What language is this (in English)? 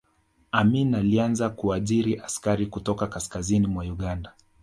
Swahili